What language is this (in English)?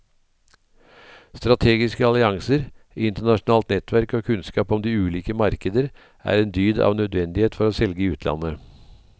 Norwegian